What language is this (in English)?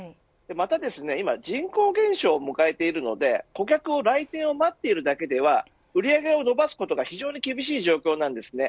Japanese